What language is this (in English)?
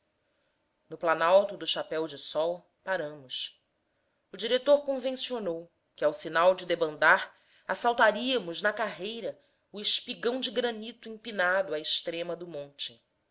Portuguese